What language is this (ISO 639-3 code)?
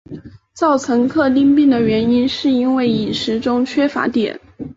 zho